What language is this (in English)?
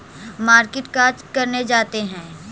Magahi